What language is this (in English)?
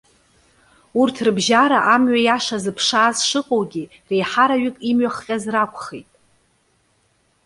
Abkhazian